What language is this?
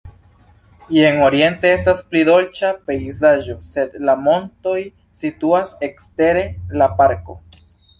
Esperanto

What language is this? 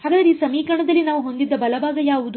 Kannada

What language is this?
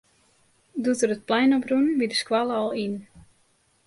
Western Frisian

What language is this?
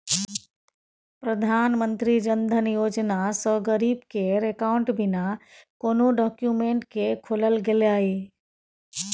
Maithili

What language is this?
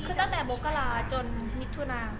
Thai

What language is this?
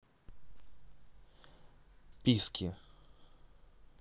Russian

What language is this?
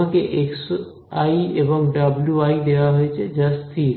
Bangla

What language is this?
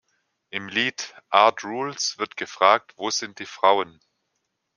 German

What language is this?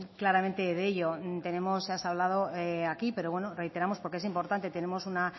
Spanish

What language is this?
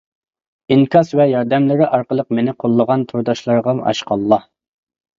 Uyghur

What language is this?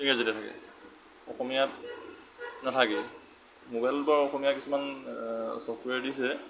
Assamese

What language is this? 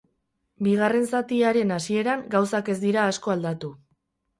Basque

